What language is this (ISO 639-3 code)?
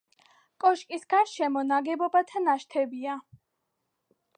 kat